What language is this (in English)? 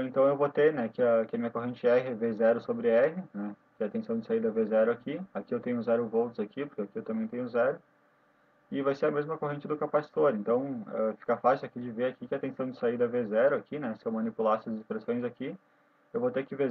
Portuguese